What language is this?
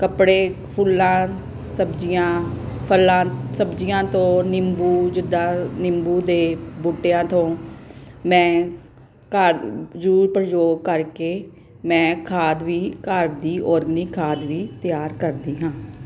Punjabi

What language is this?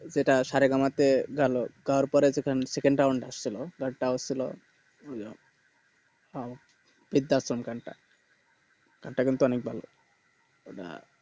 Bangla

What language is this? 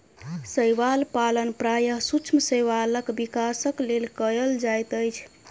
Maithili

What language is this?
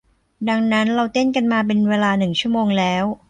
Thai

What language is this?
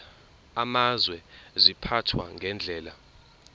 Zulu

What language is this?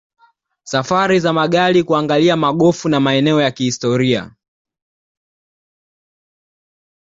Swahili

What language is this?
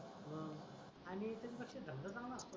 Marathi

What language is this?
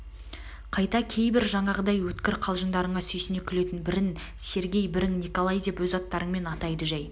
Kazakh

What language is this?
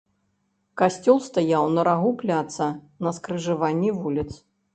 Belarusian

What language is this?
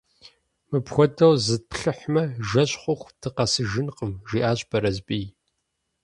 Kabardian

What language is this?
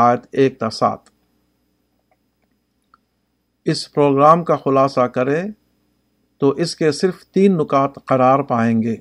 Urdu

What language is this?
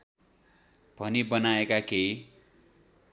Nepali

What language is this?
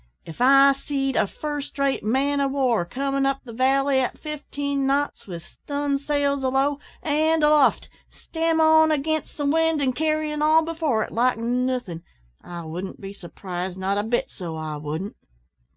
English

